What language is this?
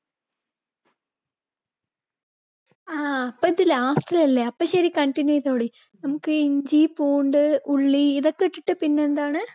Malayalam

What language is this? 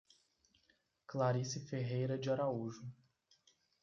Portuguese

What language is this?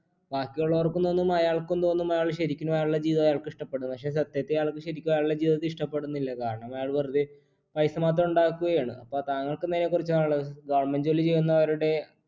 Malayalam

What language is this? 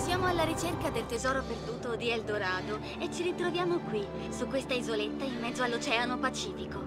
Italian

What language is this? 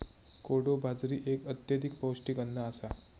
Marathi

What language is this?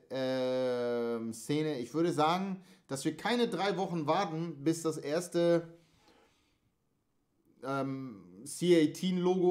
German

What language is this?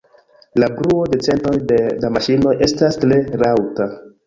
Esperanto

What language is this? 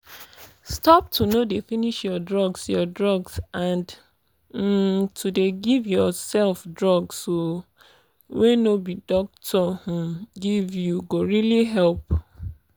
Nigerian Pidgin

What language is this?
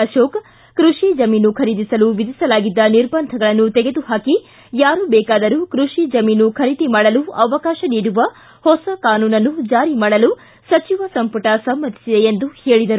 Kannada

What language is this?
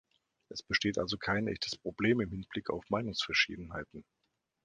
German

